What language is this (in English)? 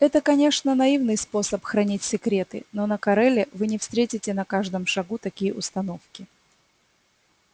Russian